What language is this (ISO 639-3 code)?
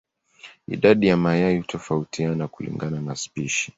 swa